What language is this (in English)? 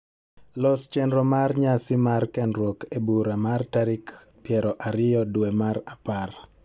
Luo (Kenya and Tanzania)